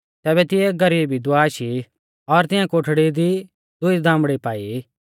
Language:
Mahasu Pahari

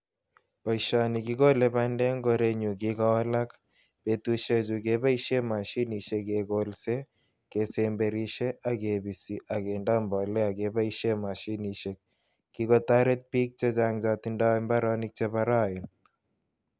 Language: Kalenjin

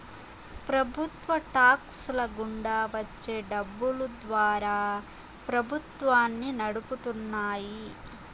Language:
Telugu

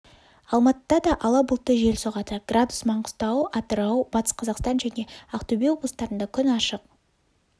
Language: Kazakh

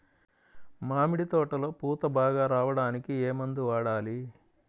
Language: Telugu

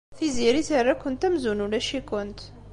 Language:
Kabyle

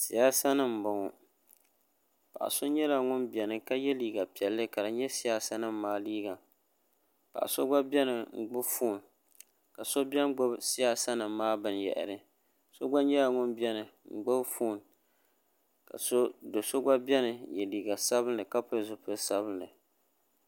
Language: Dagbani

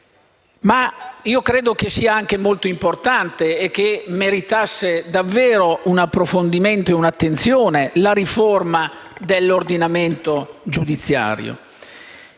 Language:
Italian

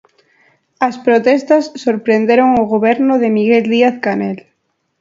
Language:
Galician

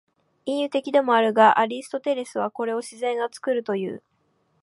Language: Japanese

